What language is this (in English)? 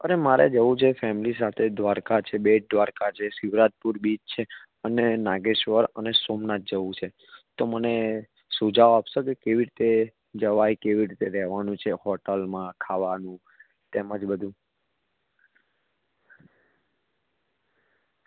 Gujarati